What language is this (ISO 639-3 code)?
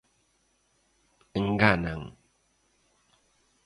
glg